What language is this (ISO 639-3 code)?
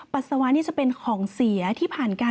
tha